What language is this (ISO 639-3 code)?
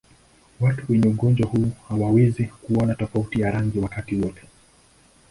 swa